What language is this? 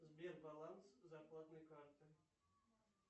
Russian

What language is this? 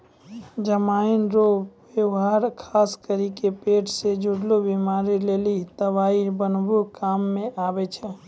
Maithili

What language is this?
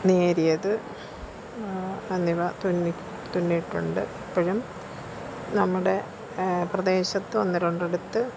Malayalam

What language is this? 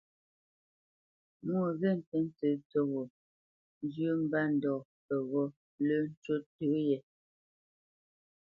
Bamenyam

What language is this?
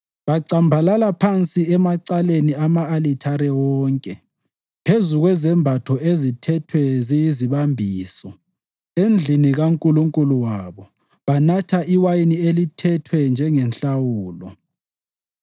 North Ndebele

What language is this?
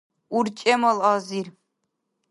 Dargwa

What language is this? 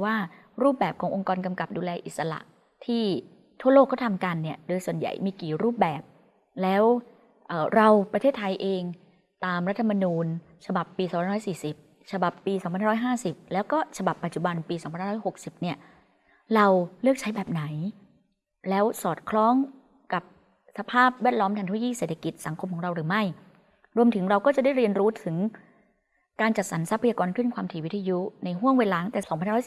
Thai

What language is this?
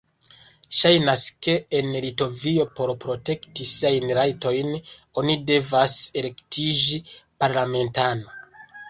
Esperanto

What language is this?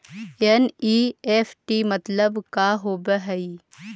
Magahi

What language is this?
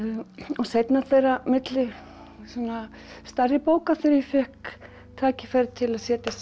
Icelandic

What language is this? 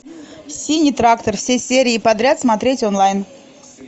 Russian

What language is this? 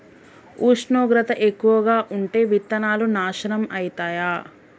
Telugu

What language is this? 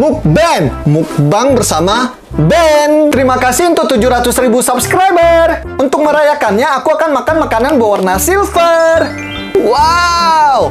Indonesian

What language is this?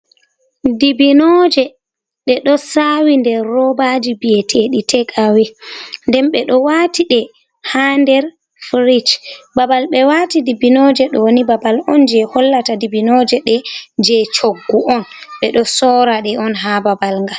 Fula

